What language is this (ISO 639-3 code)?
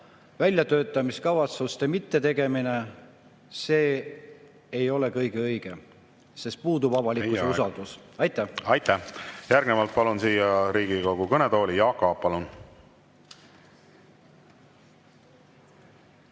est